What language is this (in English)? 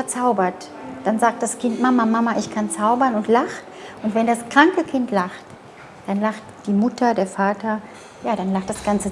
German